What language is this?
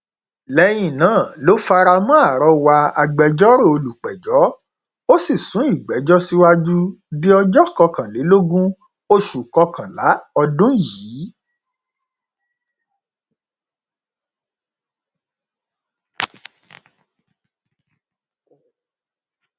Yoruba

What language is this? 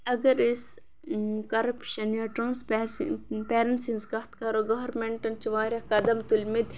Kashmiri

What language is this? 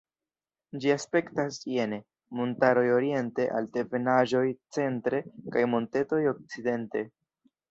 Esperanto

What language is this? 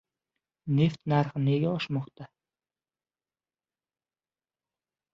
Uzbek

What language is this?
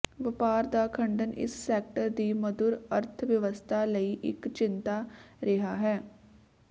Punjabi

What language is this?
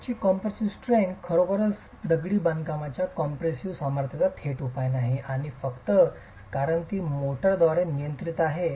Marathi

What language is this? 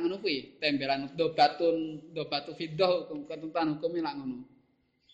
Indonesian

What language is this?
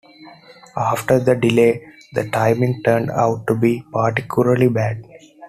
English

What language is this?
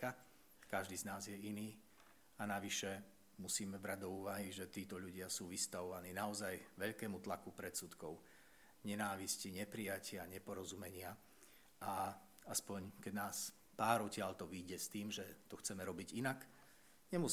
Slovak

